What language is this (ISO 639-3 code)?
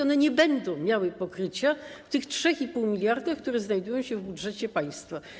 pol